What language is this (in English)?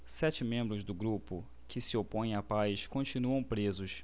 Portuguese